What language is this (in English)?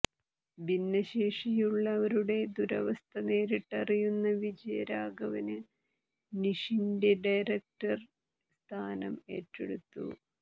Malayalam